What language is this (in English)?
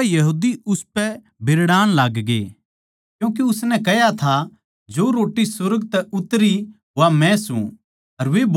Haryanvi